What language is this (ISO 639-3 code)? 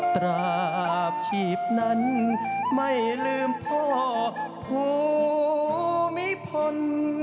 tha